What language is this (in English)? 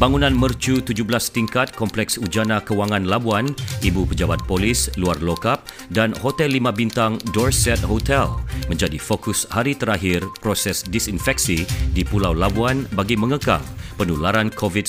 Malay